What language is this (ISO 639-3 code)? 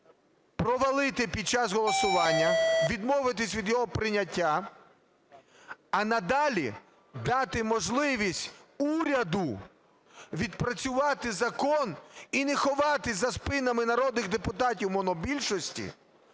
ukr